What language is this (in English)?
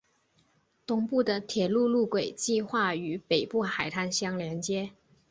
Chinese